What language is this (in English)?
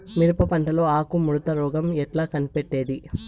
Telugu